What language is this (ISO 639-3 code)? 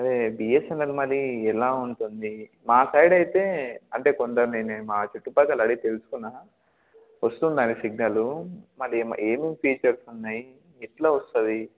tel